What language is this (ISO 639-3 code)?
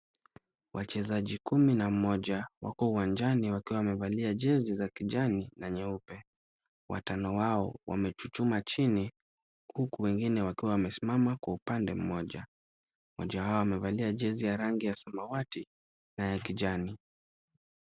swa